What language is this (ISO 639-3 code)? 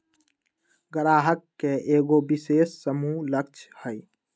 mag